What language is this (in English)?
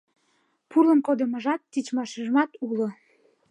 Mari